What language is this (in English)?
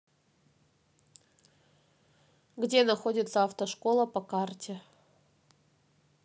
Russian